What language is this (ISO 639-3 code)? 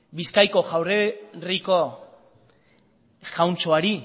eus